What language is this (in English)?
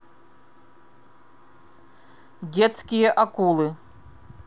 Russian